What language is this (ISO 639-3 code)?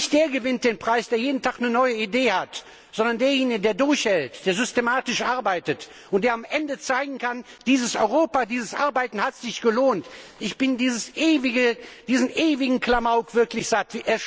deu